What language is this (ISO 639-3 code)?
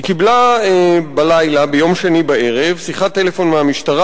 heb